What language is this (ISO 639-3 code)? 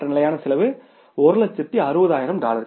tam